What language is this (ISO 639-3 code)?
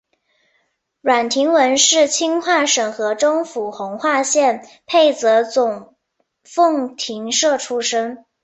zho